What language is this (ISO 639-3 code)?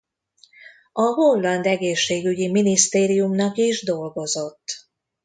hun